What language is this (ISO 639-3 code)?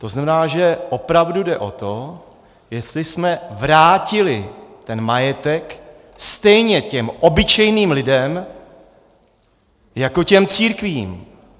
ces